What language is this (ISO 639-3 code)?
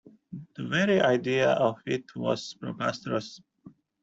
eng